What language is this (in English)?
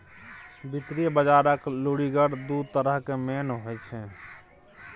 Maithili